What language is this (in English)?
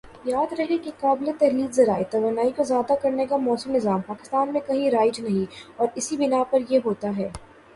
Urdu